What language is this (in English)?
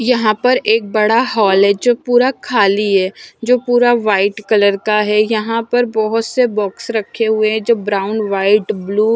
Hindi